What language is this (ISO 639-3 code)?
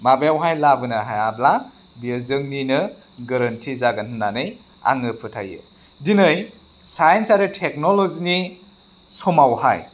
brx